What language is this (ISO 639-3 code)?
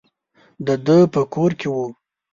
pus